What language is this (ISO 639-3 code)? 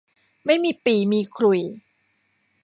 tha